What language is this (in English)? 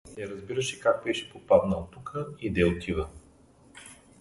Bulgarian